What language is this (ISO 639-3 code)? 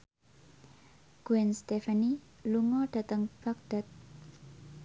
jav